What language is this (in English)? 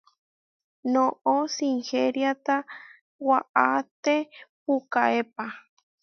Huarijio